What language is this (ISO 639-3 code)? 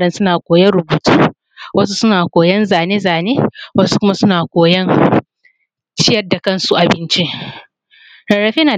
hau